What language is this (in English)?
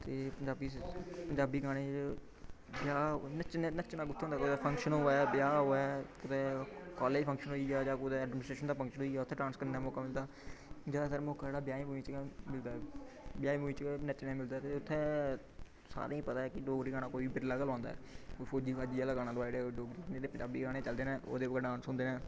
Dogri